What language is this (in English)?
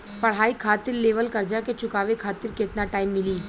Bhojpuri